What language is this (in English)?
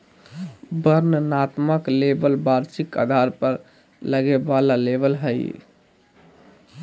Magahi